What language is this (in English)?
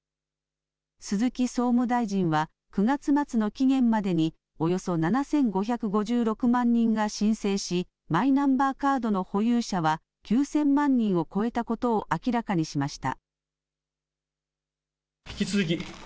Japanese